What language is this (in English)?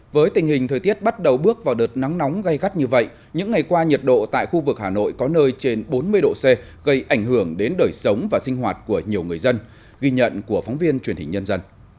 Vietnamese